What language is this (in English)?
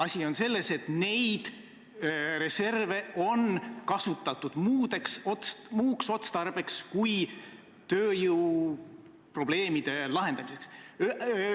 Estonian